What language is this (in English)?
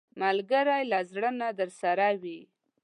Pashto